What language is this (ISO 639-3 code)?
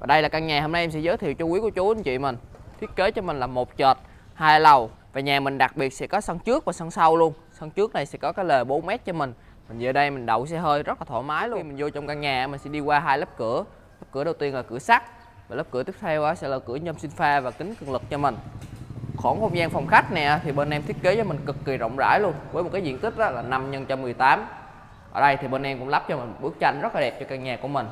vie